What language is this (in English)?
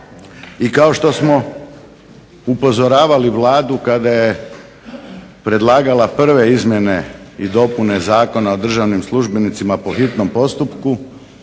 Croatian